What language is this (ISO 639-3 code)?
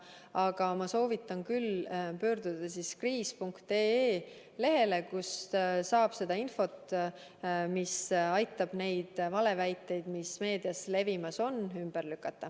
est